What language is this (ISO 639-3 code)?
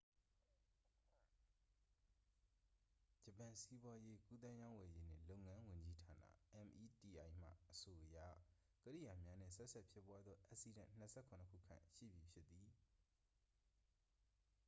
mya